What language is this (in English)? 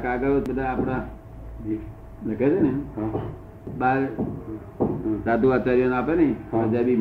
Gujarati